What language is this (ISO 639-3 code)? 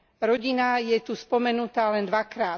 slk